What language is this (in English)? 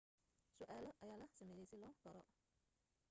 Somali